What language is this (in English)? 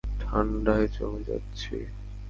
Bangla